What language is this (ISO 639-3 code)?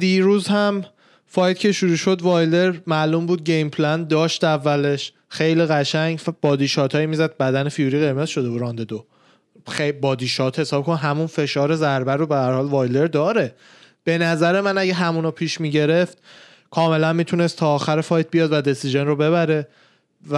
fas